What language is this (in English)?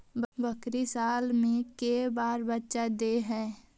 Magahi